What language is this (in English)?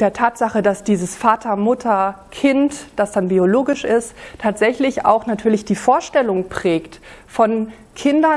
German